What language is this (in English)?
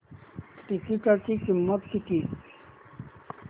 Marathi